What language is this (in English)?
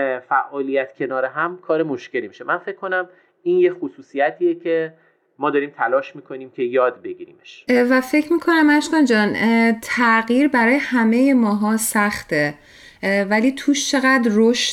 Persian